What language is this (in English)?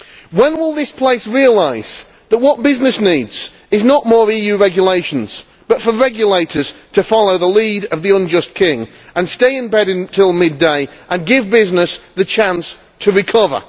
English